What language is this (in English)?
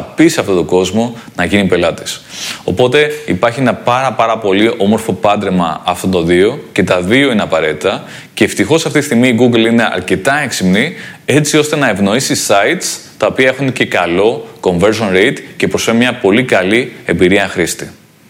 Greek